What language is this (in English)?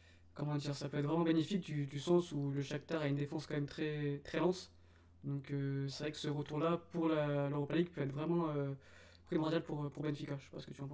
French